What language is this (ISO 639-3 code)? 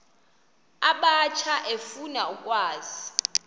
xho